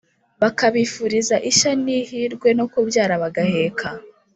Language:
Kinyarwanda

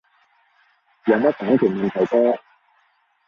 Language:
Cantonese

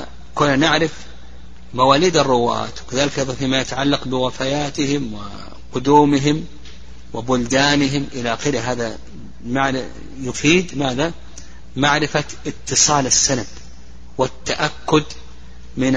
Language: Arabic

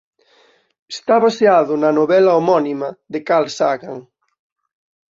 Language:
Galician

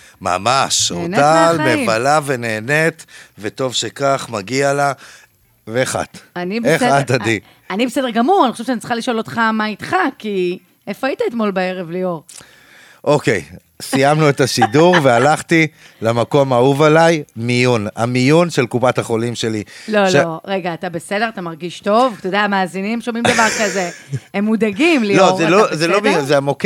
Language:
Hebrew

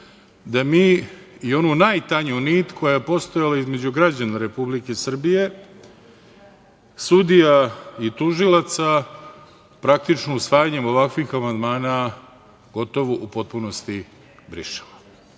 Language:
Serbian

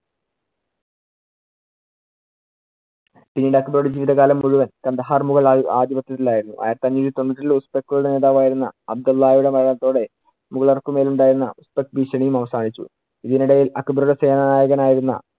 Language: Malayalam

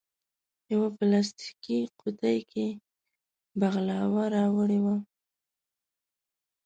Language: Pashto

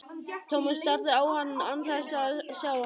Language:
Icelandic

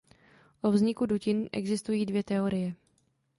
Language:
Czech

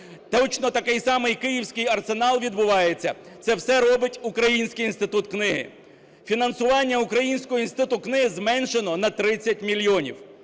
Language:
Ukrainian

